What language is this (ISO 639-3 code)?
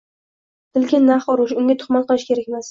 uzb